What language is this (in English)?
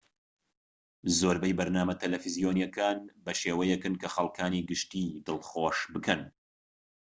Central Kurdish